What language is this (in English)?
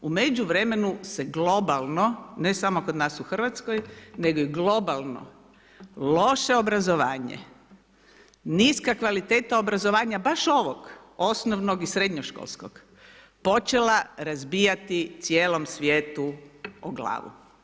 Croatian